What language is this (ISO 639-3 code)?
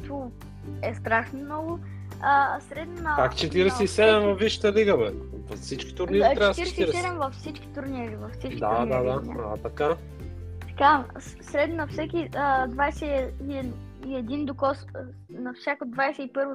bul